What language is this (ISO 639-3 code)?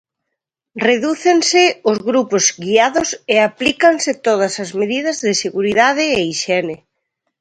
glg